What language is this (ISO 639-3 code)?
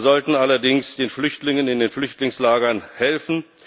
deu